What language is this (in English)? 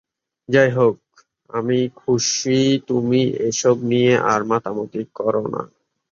Bangla